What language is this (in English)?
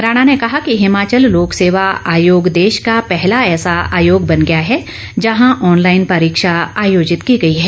Hindi